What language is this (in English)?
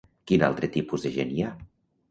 Catalan